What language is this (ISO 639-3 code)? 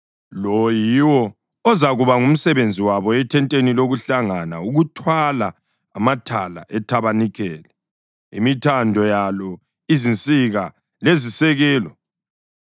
nde